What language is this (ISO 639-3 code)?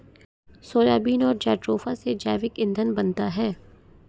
hin